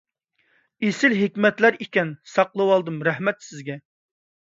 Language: Uyghur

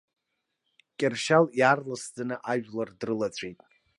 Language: Abkhazian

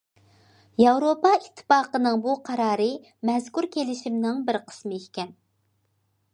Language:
Uyghur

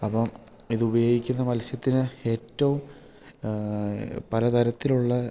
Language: Malayalam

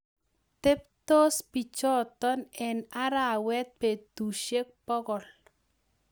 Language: Kalenjin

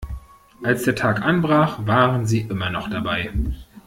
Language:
German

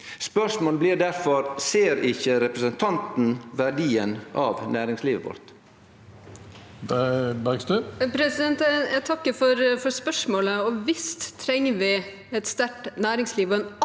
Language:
Norwegian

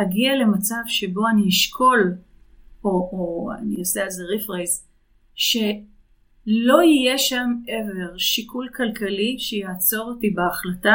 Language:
Hebrew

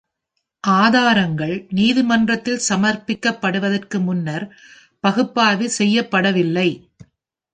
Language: Tamil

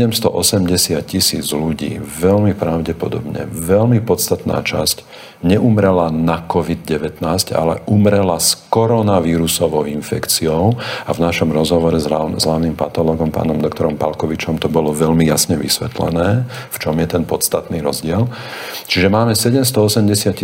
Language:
Slovak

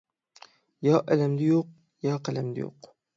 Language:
Uyghur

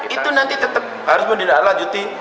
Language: Indonesian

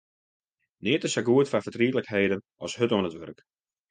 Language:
Western Frisian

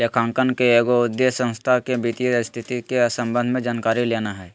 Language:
Magahi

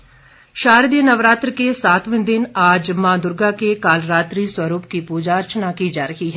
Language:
Hindi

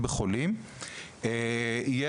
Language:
Hebrew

